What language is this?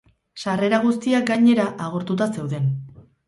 Basque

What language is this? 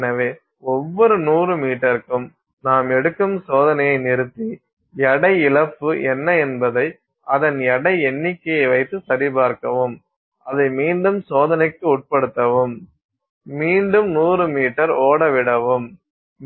Tamil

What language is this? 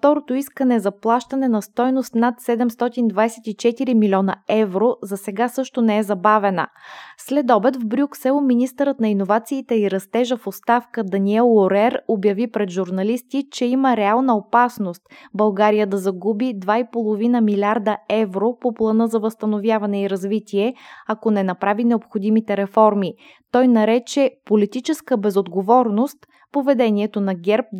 Bulgarian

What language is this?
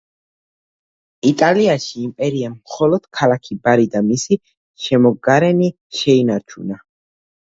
Georgian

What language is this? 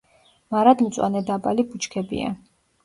Georgian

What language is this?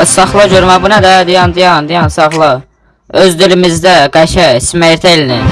Turkish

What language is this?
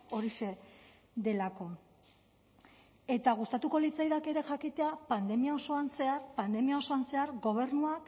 Basque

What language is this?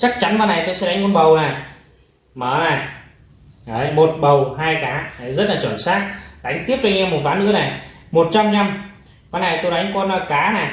Vietnamese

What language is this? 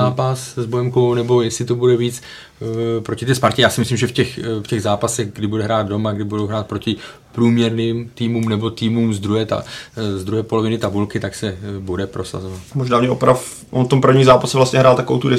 Czech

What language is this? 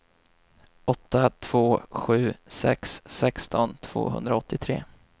Swedish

